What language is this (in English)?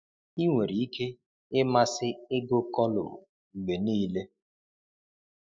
Igbo